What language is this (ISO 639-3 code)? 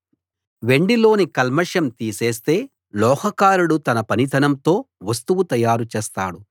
tel